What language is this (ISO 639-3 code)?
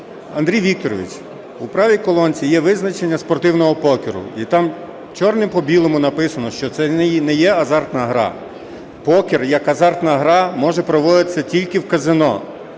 ukr